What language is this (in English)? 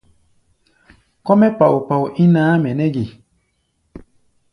Gbaya